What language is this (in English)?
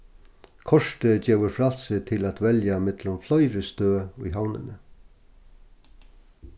Faroese